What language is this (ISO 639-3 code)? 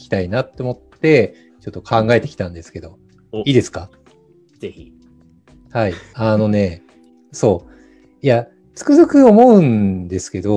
jpn